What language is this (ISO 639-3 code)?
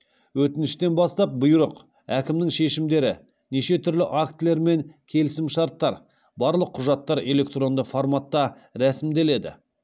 kaz